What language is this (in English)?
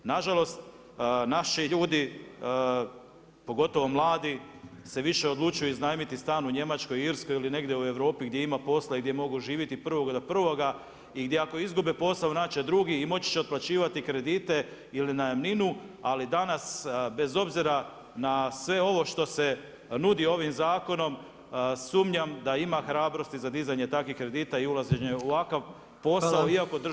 Croatian